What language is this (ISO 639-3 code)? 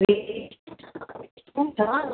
nep